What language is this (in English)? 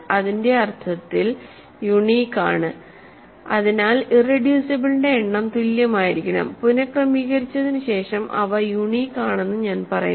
Malayalam